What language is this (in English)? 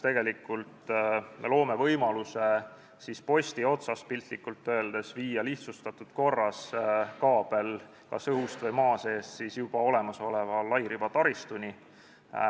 Estonian